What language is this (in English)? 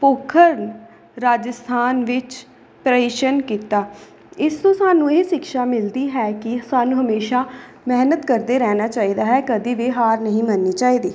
Punjabi